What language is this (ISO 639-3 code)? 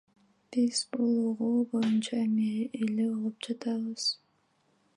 kir